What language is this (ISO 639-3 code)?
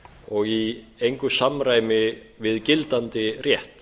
isl